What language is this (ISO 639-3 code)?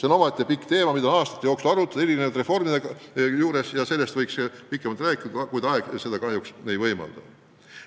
est